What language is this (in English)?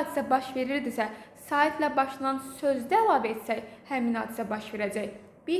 Turkish